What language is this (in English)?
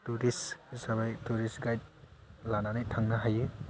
Bodo